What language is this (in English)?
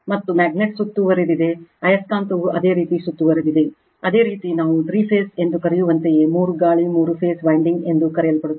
Kannada